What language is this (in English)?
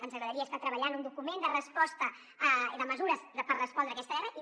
Catalan